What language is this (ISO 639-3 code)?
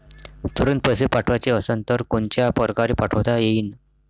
mar